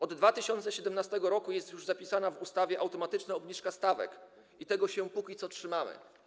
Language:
Polish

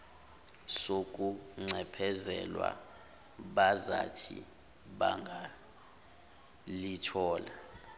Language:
Zulu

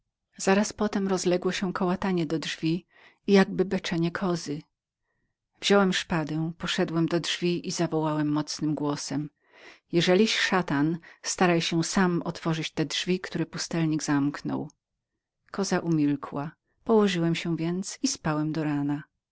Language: Polish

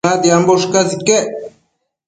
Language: Matsés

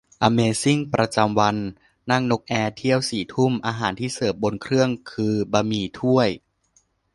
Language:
Thai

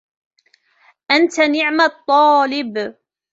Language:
Arabic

